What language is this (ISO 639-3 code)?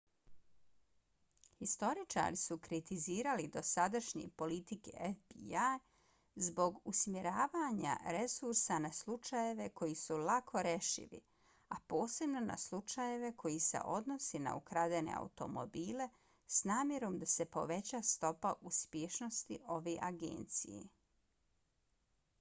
bos